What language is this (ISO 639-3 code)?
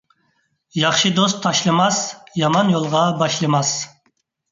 uig